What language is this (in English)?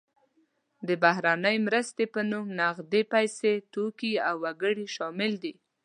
Pashto